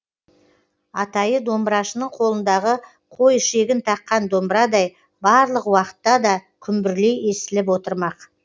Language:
Kazakh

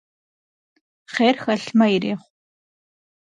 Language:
Kabardian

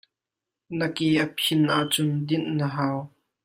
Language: Hakha Chin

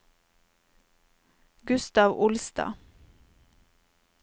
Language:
Norwegian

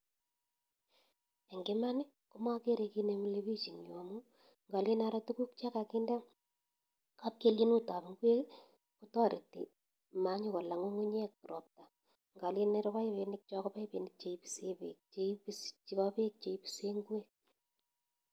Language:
Kalenjin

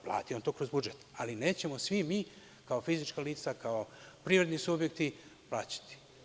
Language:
Serbian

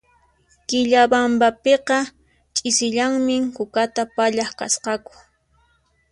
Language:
Puno Quechua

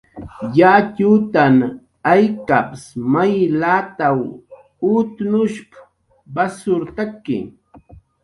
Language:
Jaqaru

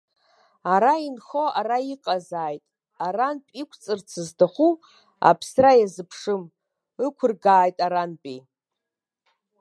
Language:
Abkhazian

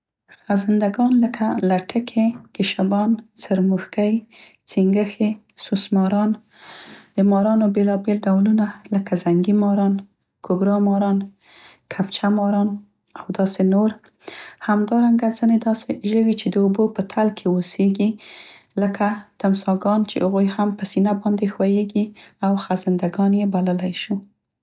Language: Central Pashto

